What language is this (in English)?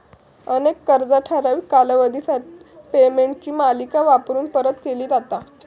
Marathi